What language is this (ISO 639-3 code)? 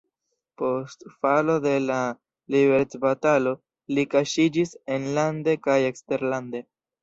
epo